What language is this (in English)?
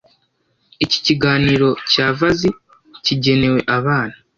Kinyarwanda